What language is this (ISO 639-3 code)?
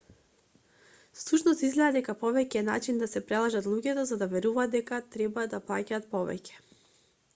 mkd